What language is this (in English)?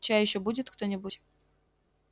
Russian